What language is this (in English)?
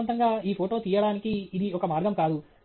Telugu